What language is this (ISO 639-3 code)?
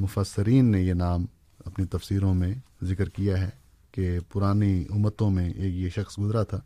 urd